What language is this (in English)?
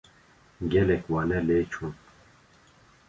Kurdish